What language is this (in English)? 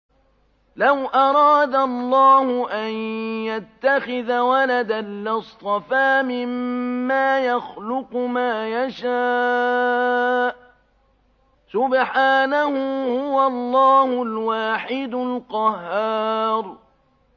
Arabic